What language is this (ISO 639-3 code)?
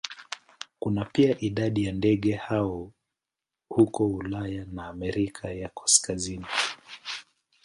swa